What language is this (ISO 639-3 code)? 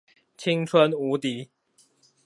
zho